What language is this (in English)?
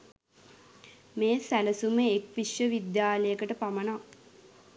Sinhala